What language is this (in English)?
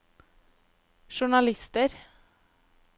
Norwegian